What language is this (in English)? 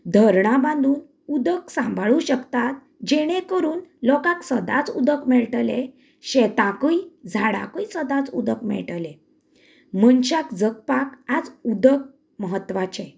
Konkani